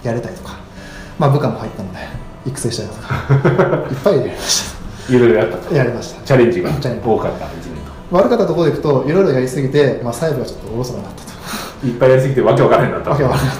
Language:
Japanese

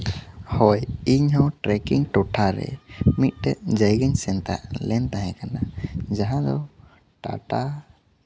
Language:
Santali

